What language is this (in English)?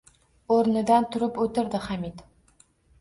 Uzbek